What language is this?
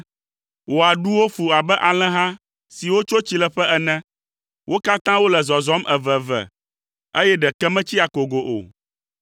Ewe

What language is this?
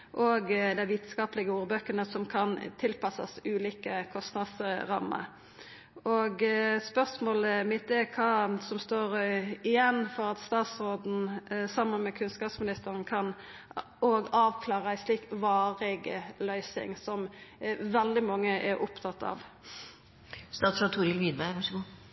Norwegian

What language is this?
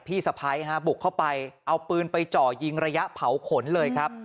Thai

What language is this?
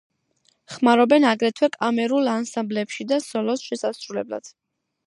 Georgian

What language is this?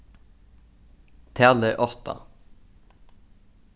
Faroese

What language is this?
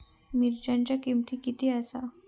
Marathi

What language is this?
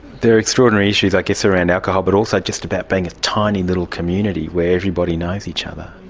English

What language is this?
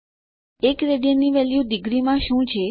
Gujarati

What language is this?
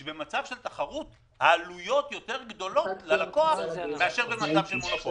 Hebrew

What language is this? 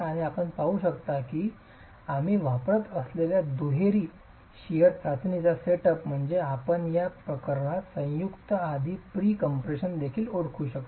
Marathi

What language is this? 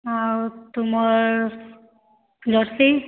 Odia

